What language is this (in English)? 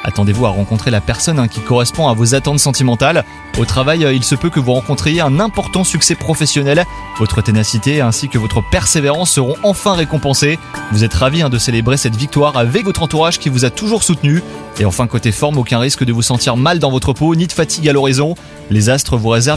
French